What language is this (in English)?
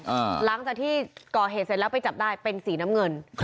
Thai